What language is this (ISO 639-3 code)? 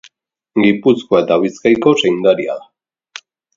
eus